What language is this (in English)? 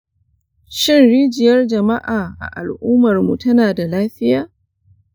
Hausa